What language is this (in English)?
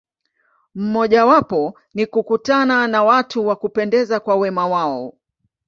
Swahili